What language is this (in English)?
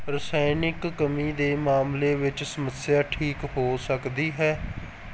Punjabi